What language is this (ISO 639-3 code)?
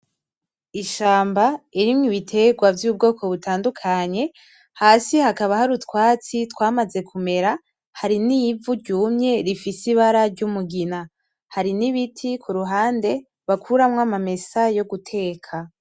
run